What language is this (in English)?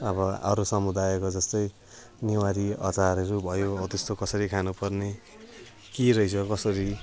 Nepali